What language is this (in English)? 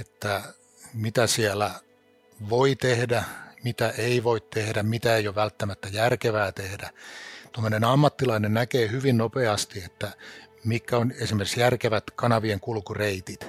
Finnish